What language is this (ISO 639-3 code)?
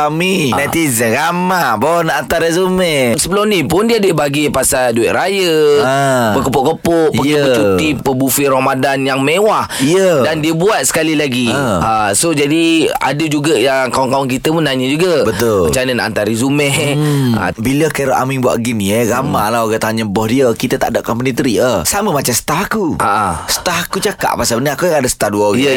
msa